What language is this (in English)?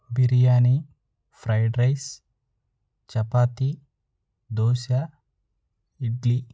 Telugu